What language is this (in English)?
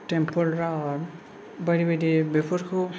Bodo